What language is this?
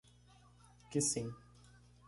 Portuguese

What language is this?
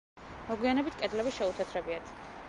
Georgian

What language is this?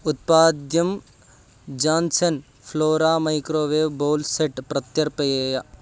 Sanskrit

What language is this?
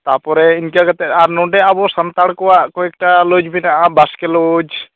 Santali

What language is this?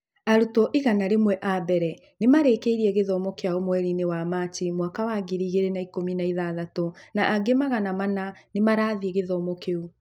Kikuyu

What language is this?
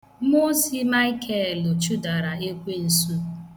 Igbo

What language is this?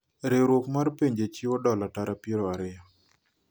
Luo (Kenya and Tanzania)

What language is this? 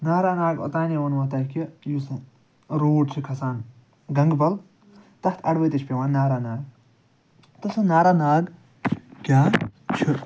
Kashmiri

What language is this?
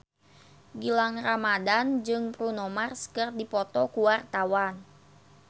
Sundanese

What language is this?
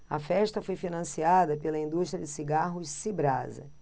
Portuguese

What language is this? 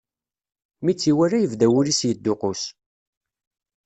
Kabyle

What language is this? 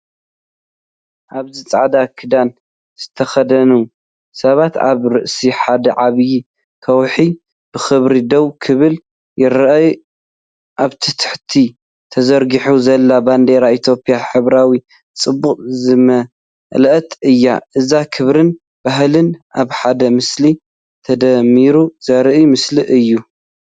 Tigrinya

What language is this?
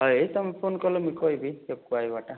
Odia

